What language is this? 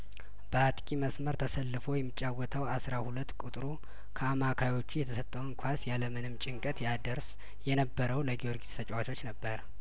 Amharic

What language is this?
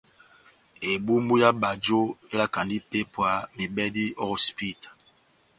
Batanga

